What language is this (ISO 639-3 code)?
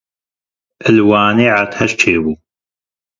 kur